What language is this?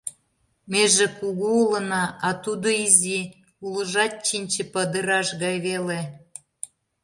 Mari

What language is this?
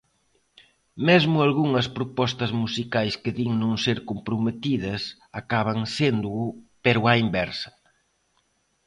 Galician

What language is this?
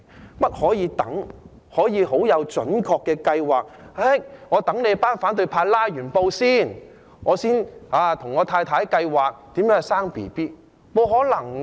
Cantonese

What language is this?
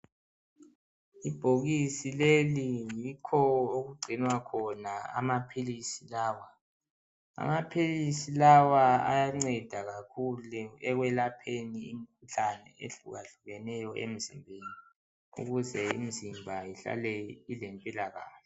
North Ndebele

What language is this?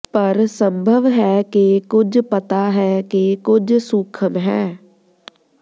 Punjabi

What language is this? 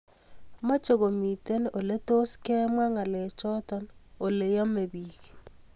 Kalenjin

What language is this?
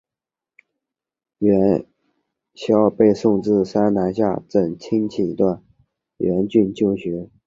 Chinese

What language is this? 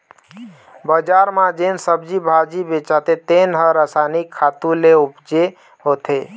Chhattisgarhi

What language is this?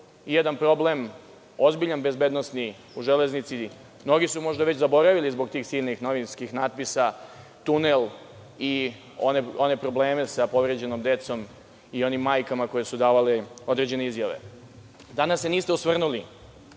Serbian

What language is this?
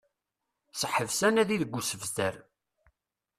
Kabyle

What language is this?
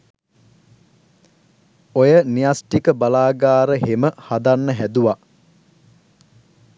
Sinhala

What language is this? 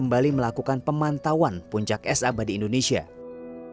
Indonesian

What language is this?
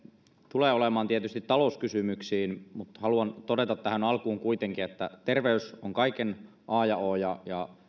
Finnish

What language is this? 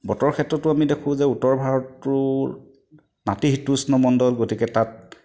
Assamese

